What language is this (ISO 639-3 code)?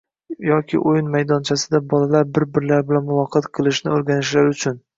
uzb